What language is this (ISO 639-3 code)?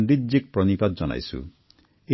asm